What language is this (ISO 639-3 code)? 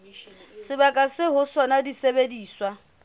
sot